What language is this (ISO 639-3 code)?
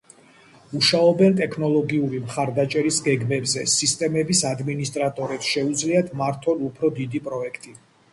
kat